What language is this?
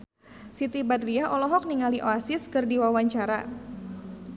Sundanese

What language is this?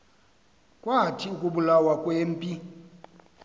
Xhosa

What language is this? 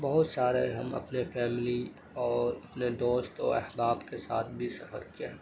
Urdu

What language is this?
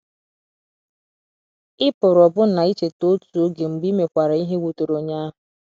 Igbo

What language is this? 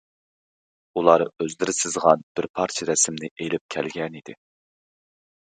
Uyghur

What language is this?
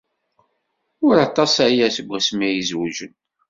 Kabyle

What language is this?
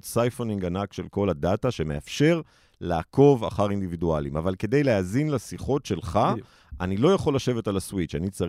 Hebrew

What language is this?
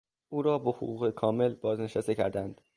Persian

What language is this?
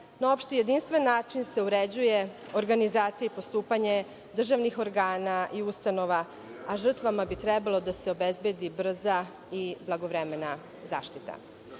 Serbian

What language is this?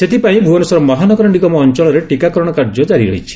Odia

